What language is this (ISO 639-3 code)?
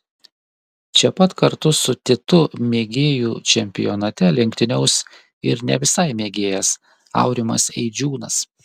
lit